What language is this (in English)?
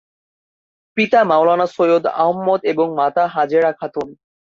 Bangla